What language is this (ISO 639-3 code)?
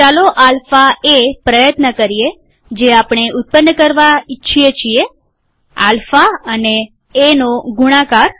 guj